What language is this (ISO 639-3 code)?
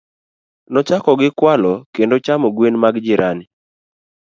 luo